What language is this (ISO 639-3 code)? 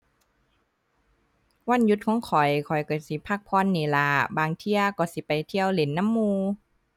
tha